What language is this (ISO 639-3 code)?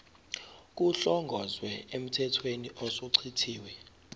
zul